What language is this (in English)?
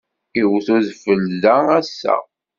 Kabyle